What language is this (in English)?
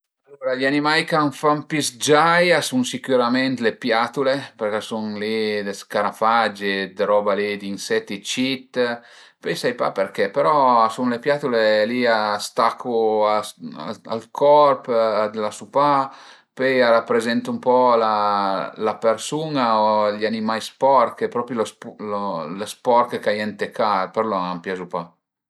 Piedmontese